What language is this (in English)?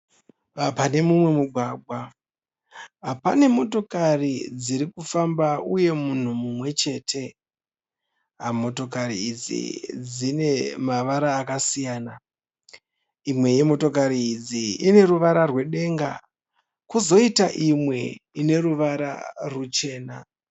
Shona